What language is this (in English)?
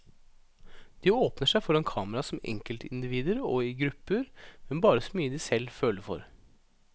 Norwegian